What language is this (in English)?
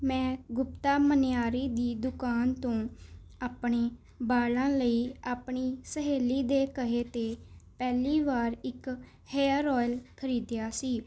Punjabi